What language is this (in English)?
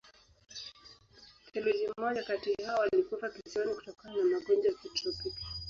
Swahili